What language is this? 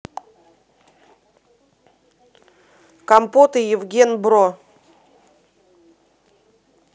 Russian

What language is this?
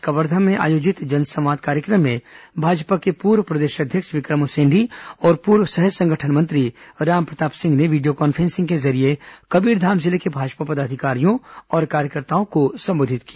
Hindi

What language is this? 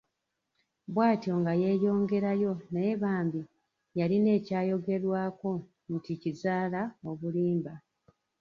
Ganda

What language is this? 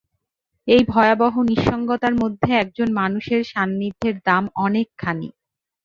Bangla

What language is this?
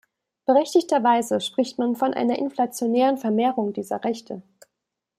German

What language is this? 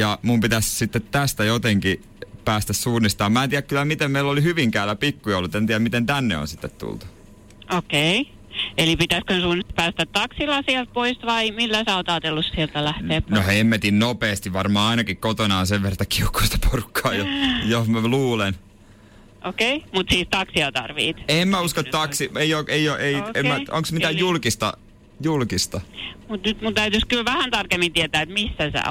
Finnish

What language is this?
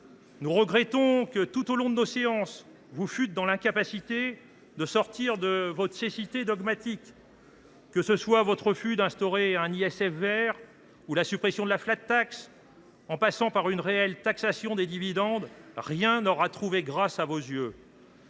French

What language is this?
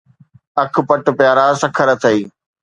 Sindhi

